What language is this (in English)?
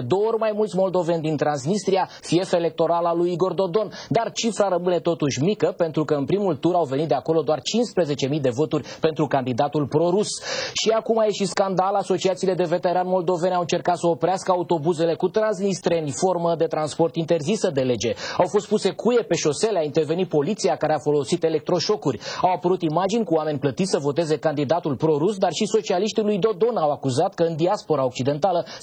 Romanian